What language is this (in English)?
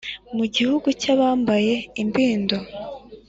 Kinyarwanda